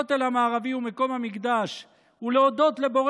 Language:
Hebrew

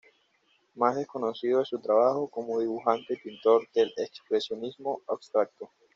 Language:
Spanish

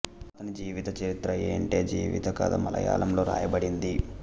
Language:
Telugu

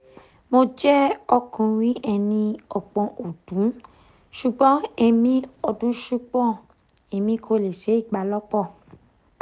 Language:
Yoruba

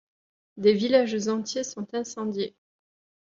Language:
French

